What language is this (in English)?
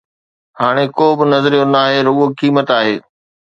Sindhi